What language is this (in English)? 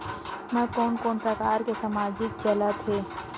Chhattisgarhi